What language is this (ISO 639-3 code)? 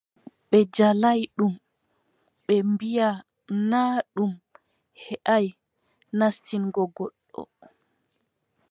fub